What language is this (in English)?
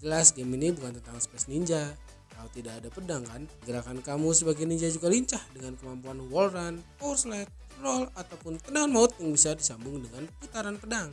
Indonesian